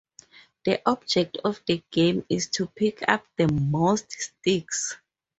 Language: English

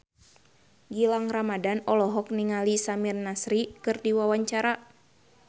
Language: Sundanese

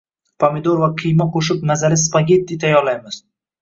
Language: Uzbek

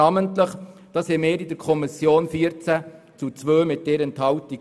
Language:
Swiss German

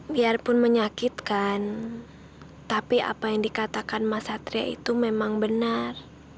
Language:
Indonesian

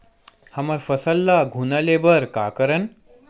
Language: Chhattisgarhi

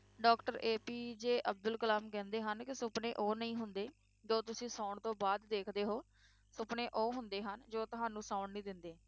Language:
Punjabi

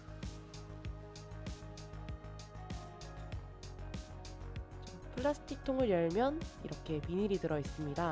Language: Korean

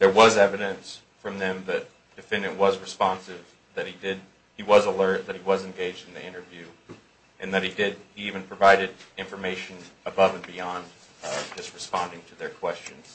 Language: English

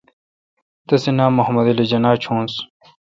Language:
Kalkoti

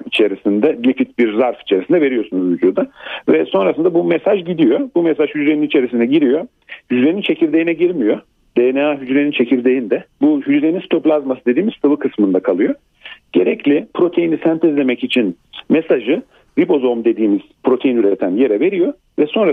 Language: Turkish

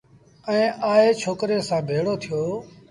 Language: Sindhi Bhil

